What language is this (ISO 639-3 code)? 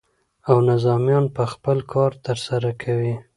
pus